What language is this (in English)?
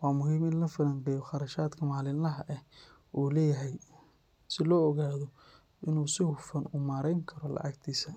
Somali